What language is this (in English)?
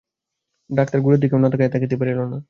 Bangla